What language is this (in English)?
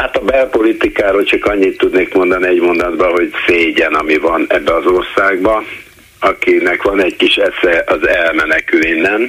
Hungarian